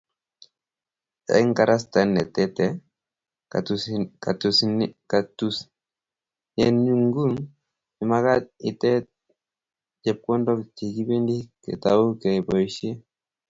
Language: Kalenjin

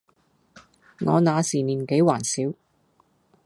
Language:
Cantonese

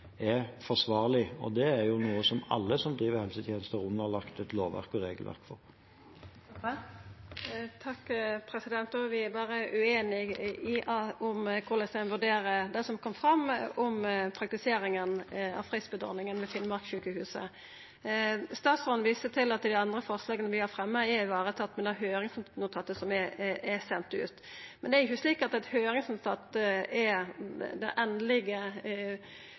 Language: Norwegian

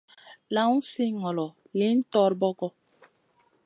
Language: Masana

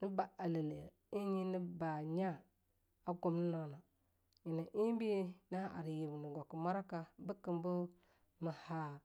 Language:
Longuda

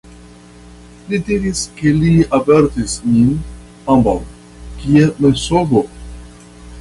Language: Esperanto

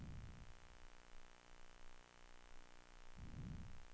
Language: Swedish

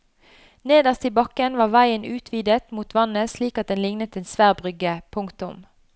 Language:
Norwegian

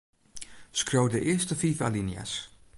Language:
Western Frisian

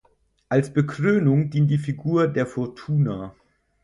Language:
German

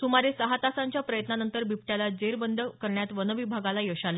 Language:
Marathi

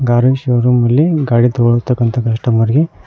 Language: Kannada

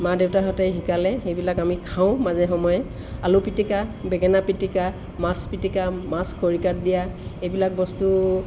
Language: Assamese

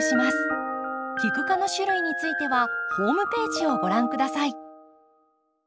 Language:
Japanese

